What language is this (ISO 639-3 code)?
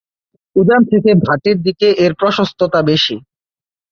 ben